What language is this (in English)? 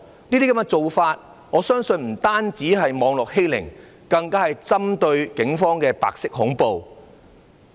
Cantonese